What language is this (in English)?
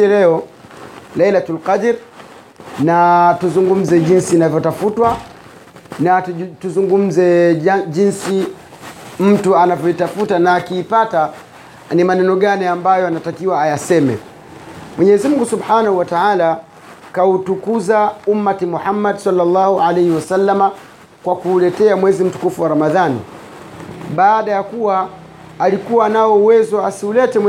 Swahili